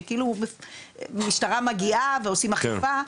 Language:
Hebrew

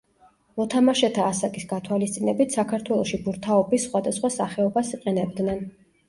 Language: Georgian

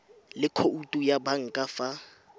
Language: Tswana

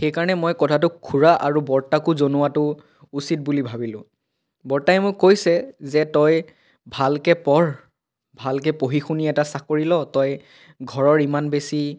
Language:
Assamese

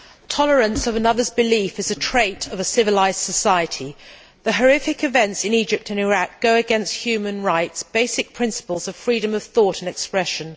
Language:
English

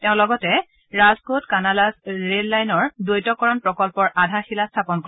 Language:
Assamese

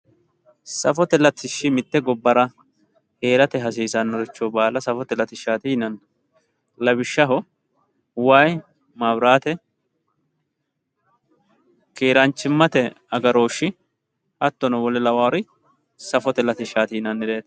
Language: Sidamo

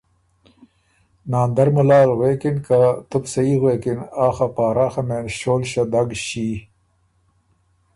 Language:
Ormuri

